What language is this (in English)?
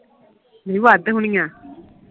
Punjabi